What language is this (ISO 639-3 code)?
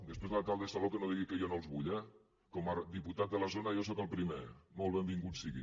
cat